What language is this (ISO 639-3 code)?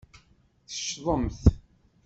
kab